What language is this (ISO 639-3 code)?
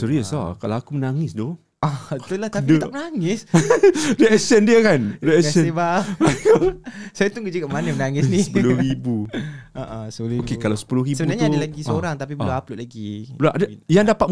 msa